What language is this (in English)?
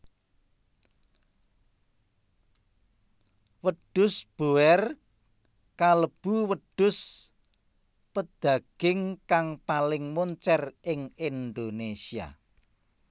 Javanese